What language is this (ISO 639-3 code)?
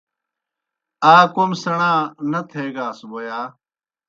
plk